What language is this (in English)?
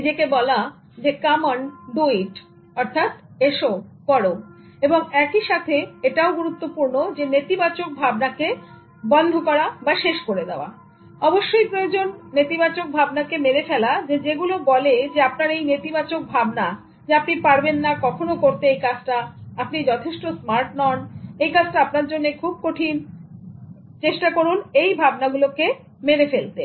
Bangla